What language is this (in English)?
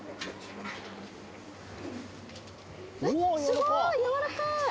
Japanese